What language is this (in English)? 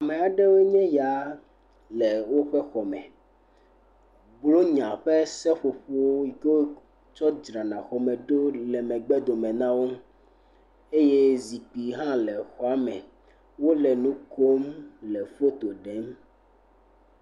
Ewe